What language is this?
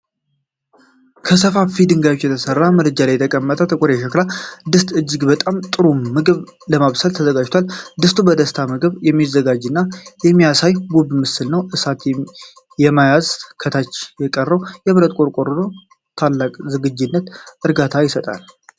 Amharic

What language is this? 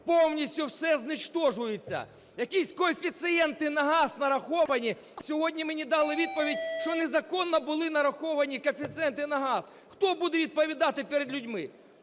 Ukrainian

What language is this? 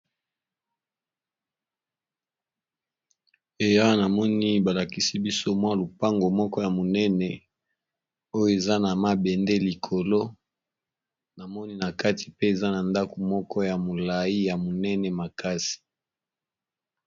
Lingala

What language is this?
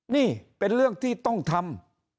Thai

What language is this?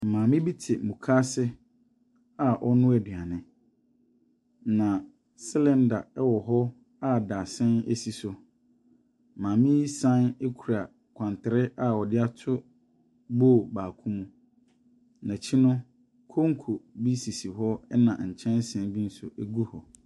Akan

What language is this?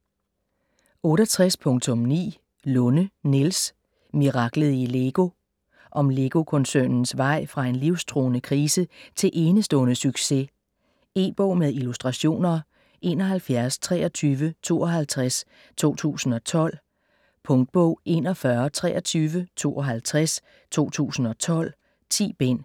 Danish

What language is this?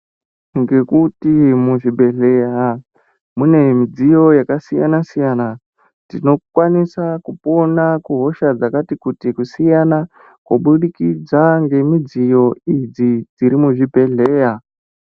Ndau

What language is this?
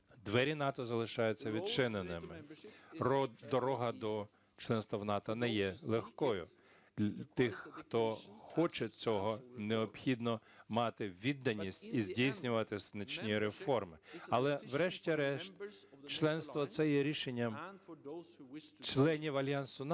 Ukrainian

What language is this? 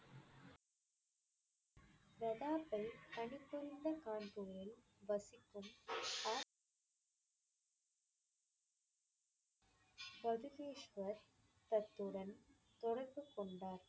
Tamil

